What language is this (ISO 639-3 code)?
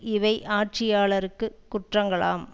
tam